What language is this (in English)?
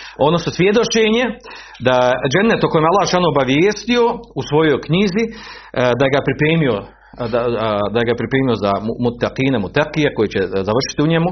Croatian